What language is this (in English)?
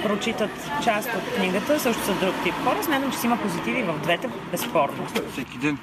Bulgarian